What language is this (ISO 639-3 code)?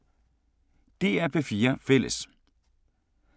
dan